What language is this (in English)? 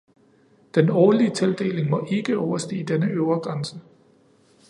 Danish